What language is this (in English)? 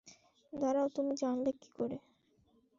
Bangla